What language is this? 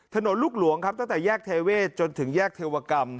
Thai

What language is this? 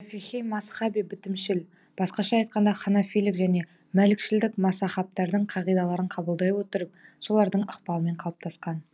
Kazakh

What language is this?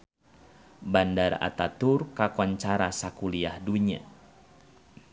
Sundanese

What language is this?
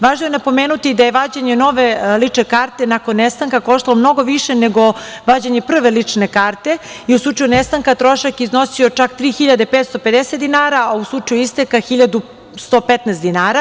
Serbian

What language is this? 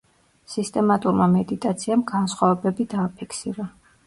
Georgian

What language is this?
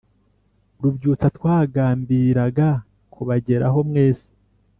Kinyarwanda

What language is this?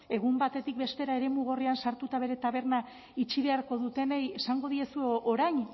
Basque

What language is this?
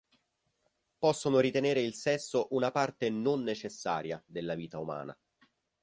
Italian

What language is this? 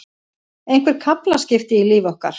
Icelandic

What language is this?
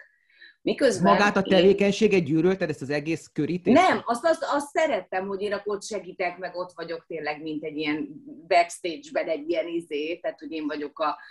Hungarian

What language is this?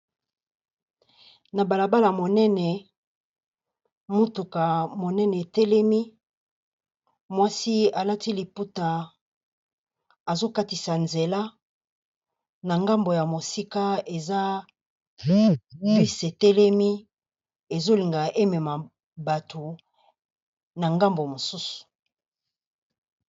Lingala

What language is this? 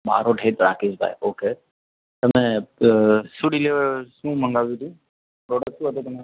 Gujarati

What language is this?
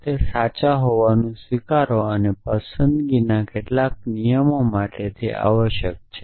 Gujarati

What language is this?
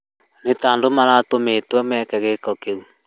Kikuyu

